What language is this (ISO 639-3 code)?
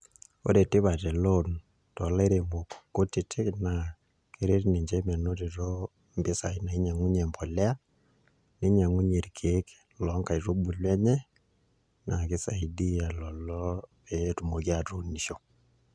mas